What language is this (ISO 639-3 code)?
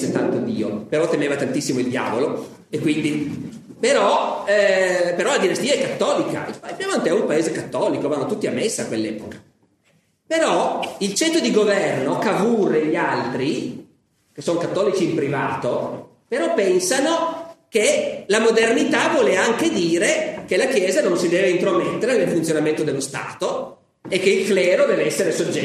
ita